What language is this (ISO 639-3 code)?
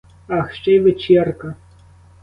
ukr